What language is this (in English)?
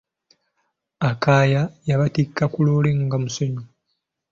Ganda